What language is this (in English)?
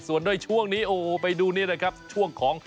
Thai